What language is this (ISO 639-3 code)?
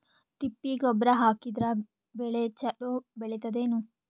kan